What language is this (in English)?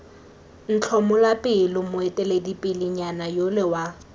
Tswana